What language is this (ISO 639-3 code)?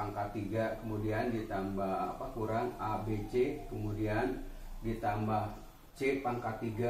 ind